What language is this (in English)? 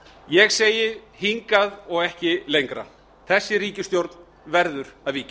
Icelandic